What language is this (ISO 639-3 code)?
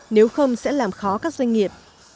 vie